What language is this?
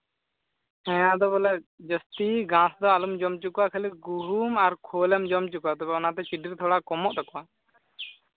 Santali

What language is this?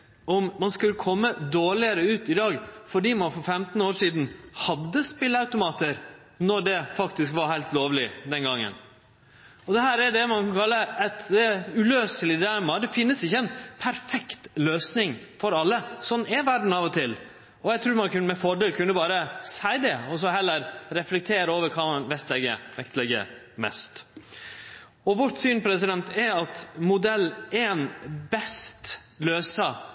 Norwegian Nynorsk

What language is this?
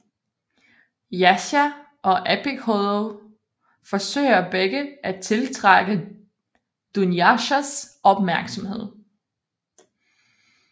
Danish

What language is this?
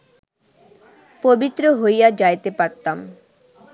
Bangla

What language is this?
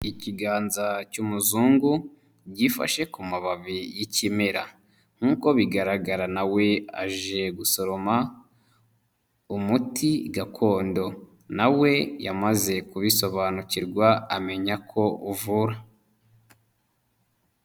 Kinyarwanda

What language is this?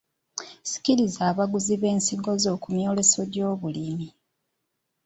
Ganda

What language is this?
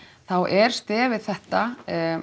Icelandic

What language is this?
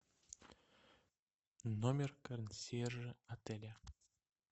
Russian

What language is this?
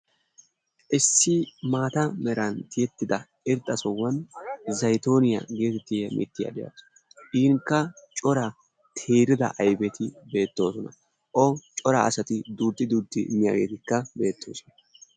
Wolaytta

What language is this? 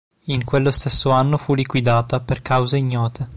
Italian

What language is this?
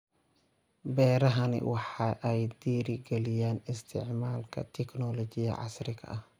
Somali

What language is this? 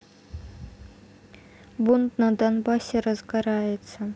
Russian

